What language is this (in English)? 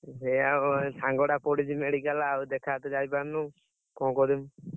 Odia